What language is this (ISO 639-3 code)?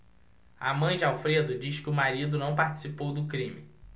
por